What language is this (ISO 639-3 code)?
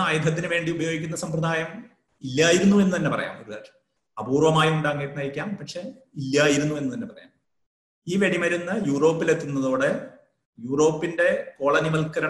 mal